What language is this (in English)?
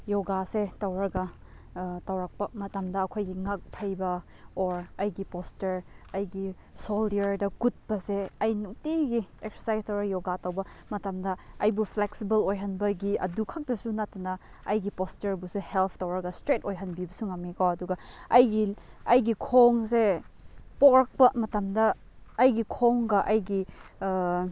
Manipuri